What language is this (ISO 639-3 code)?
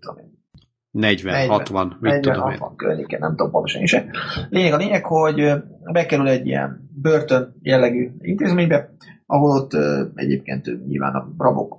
hun